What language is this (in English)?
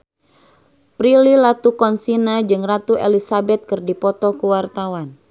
Sundanese